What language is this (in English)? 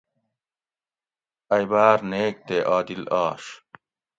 Gawri